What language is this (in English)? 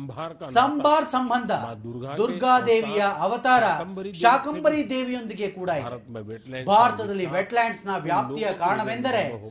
Kannada